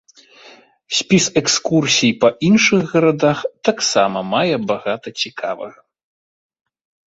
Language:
Belarusian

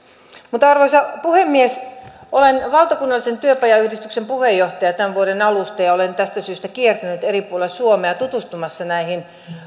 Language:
Finnish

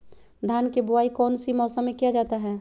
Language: Magahi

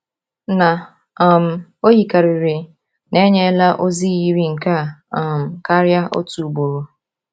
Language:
Igbo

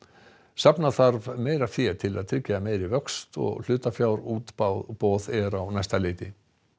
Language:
Icelandic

